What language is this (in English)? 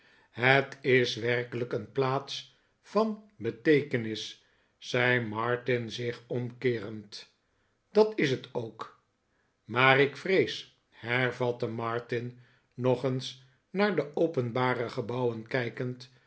Dutch